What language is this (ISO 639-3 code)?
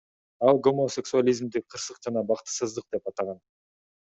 kir